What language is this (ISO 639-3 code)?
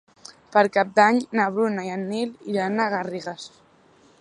cat